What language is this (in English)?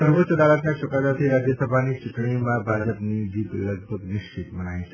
Gujarati